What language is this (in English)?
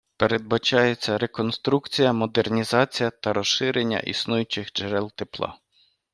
Ukrainian